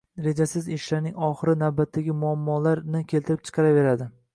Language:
Uzbek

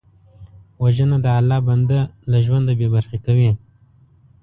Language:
Pashto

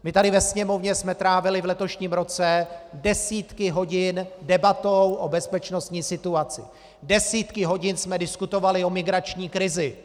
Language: Czech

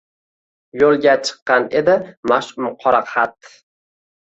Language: Uzbek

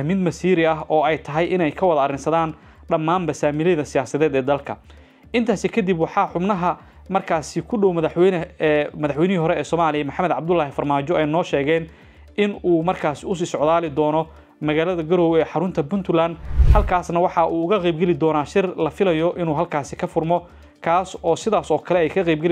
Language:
Arabic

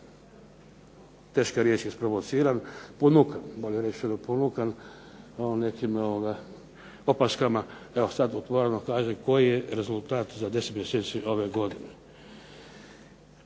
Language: Croatian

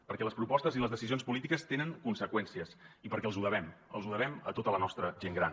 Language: Catalan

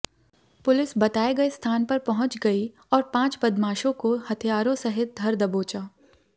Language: Hindi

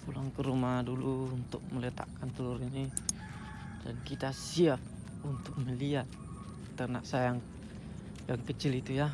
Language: Indonesian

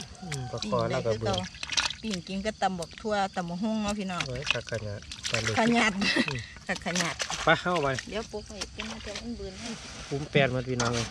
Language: Thai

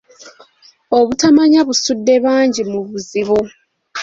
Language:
Ganda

